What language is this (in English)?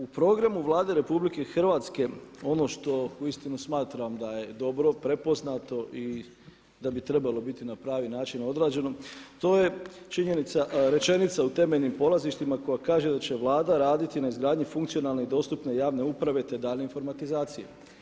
Croatian